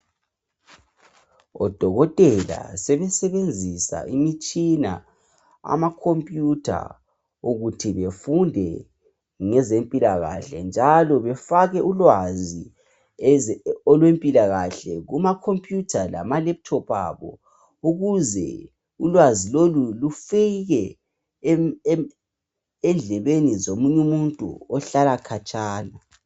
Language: North Ndebele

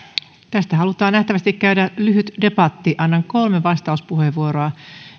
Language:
Finnish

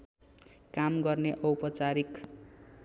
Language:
Nepali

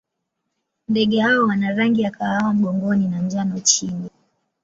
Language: Swahili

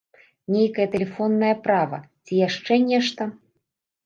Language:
Belarusian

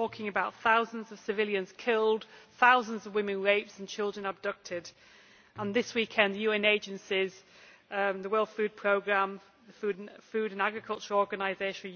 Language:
English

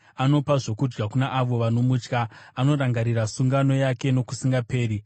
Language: Shona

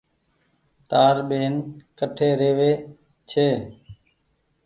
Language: Goaria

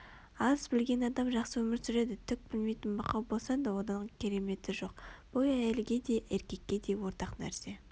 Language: Kazakh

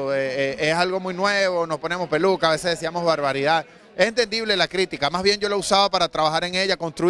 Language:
Spanish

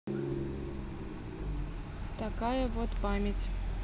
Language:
Russian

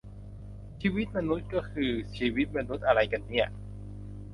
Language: Thai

